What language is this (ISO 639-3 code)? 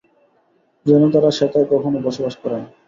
ben